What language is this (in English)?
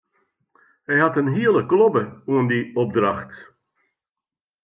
Western Frisian